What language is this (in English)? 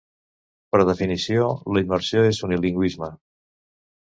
Catalan